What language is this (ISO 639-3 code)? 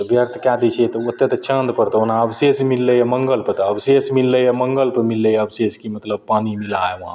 mai